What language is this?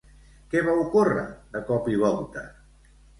Catalan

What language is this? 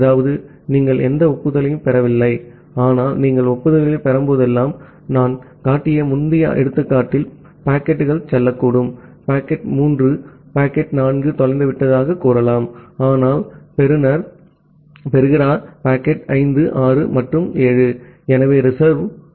Tamil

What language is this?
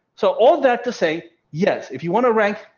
English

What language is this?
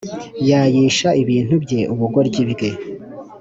Kinyarwanda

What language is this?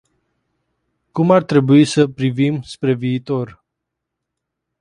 Romanian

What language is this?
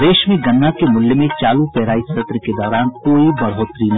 Hindi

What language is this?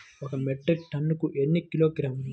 Telugu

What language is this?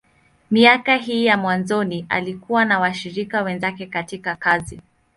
Swahili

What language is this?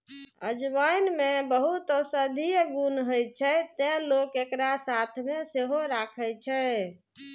Maithili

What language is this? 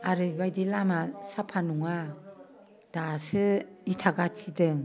Bodo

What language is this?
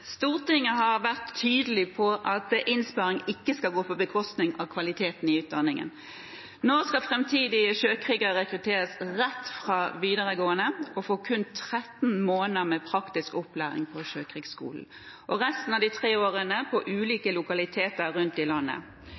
Norwegian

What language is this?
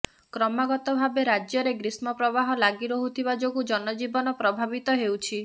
Odia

